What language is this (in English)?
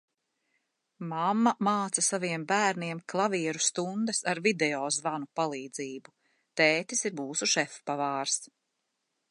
Latvian